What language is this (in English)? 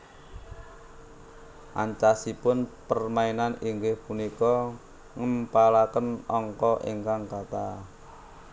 Javanese